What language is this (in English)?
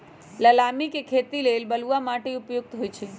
Magahi